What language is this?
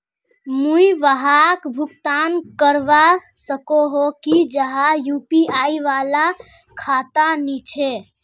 Magahi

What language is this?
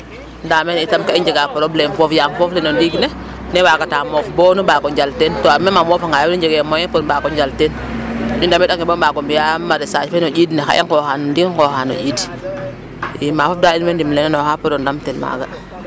Serer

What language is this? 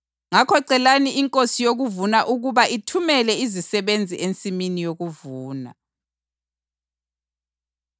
North Ndebele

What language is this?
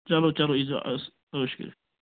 Kashmiri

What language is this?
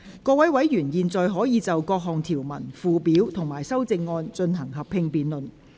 Cantonese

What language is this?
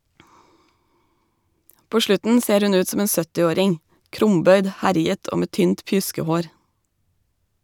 Norwegian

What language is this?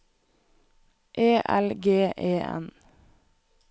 Norwegian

